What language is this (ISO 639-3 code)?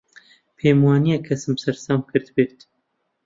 ckb